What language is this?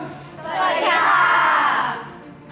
Thai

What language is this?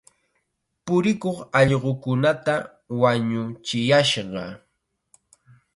Chiquián Ancash Quechua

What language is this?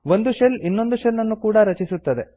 Kannada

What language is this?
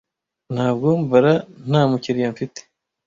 Kinyarwanda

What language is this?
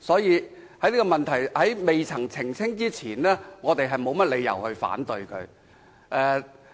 Cantonese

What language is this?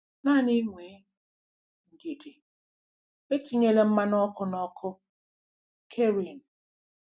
Igbo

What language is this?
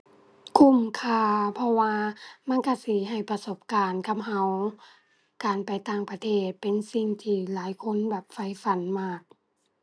Thai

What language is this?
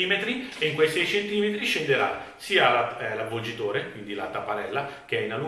Italian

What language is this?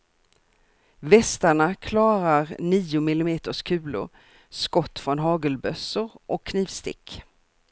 Swedish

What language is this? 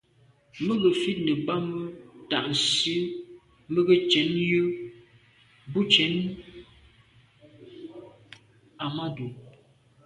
Medumba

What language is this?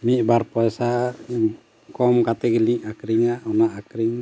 Santali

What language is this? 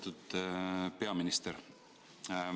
Estonian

